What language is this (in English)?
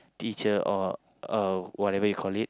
English